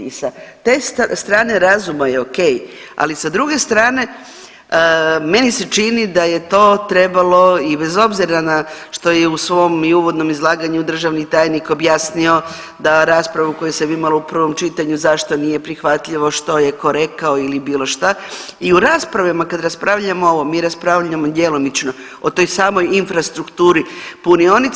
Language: Croatian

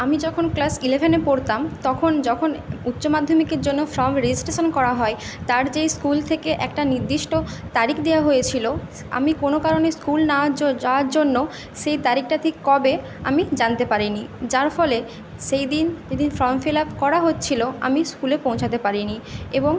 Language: Bangla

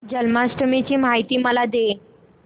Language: Marathi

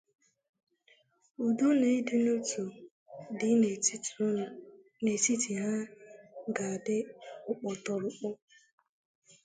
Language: Igbo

